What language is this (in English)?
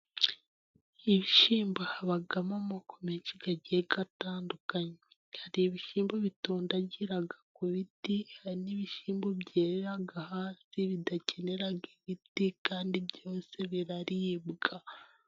Kinyarwanda